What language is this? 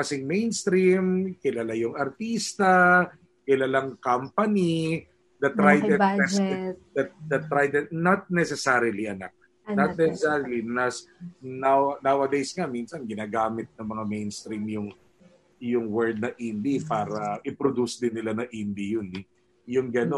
Filipino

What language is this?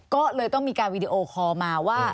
Thai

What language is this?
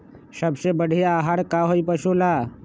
Magahi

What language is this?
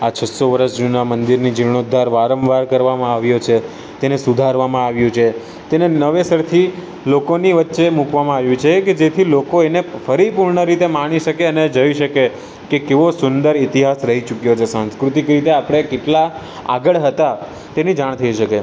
Gujarati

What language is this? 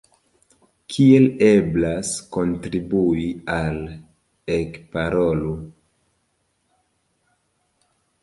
Esperanto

